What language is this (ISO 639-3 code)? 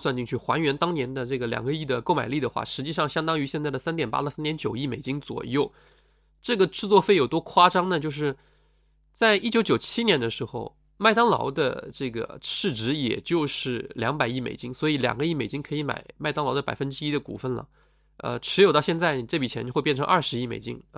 zho